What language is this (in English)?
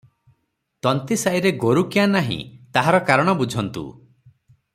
Odia